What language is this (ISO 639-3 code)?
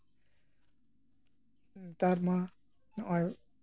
sat